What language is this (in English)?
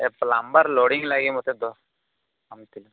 Odia